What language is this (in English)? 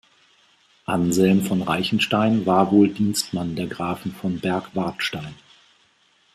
German